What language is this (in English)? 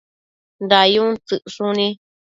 Matsés